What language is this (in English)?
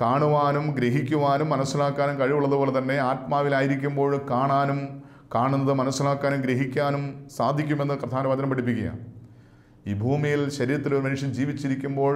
Malayalam